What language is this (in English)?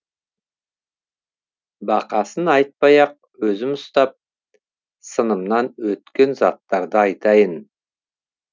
Kazakh